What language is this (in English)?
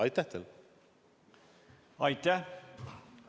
Estonian